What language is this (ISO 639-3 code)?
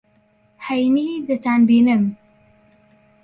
ckb